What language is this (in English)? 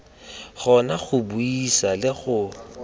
Tswana